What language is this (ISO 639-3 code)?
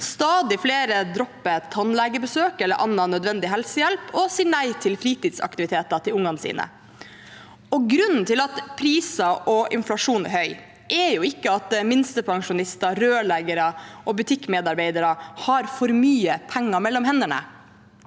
nor